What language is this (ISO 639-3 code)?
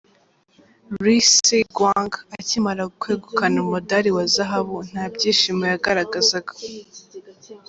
kin